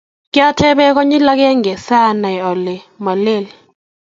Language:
Kalenjin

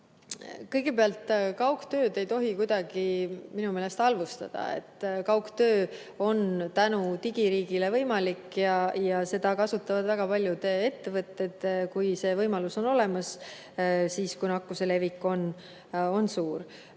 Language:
Estonian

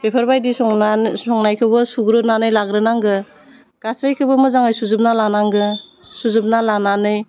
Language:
Bodo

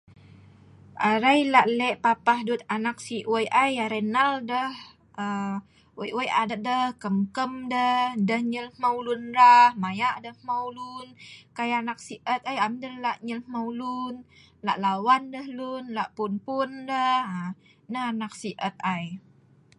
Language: Sa'ban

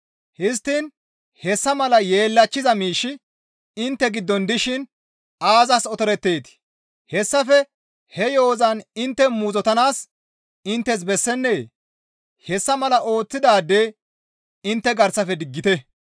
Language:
Gamo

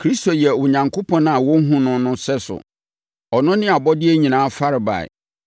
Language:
Akan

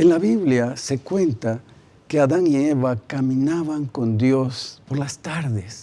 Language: Spanish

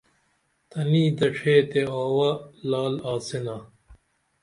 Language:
Dameli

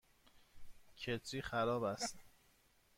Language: Persian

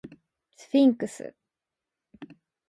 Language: Japanese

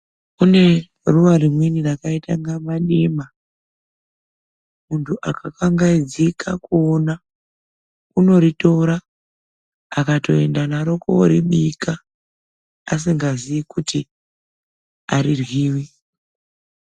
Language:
Ndau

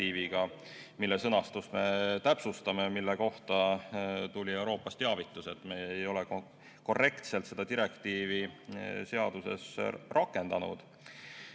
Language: Estonian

